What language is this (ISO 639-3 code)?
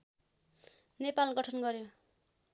nep